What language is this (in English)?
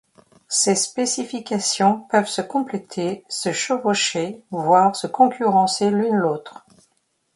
French